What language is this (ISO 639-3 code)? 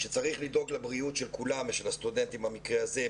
heb